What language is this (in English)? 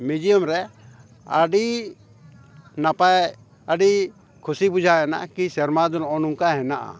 Santali